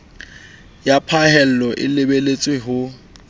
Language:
Southern Sotho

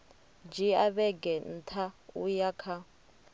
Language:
Venda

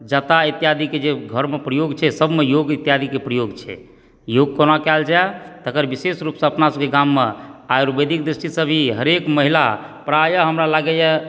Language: Maithili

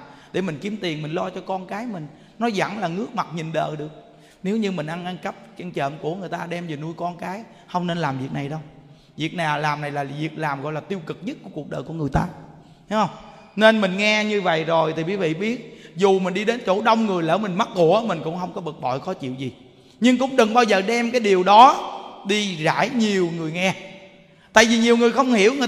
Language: Vietnamese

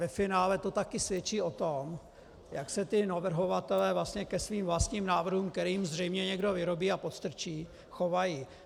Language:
Czech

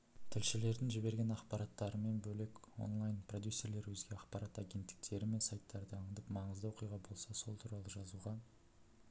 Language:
Kazakh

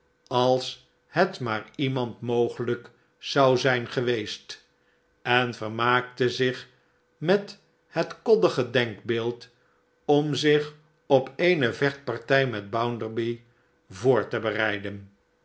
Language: Dutch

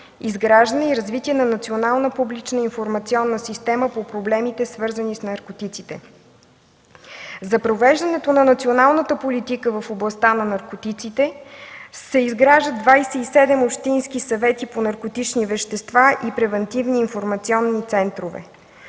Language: Bulgarian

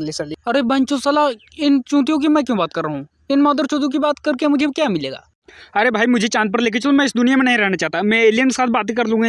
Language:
Hindi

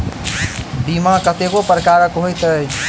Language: Maithili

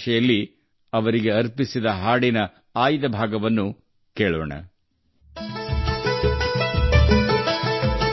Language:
Kannada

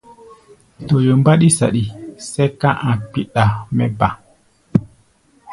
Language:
Gbaya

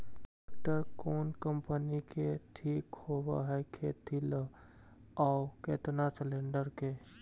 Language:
Magahi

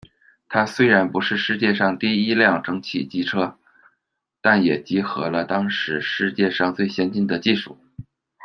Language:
Chinese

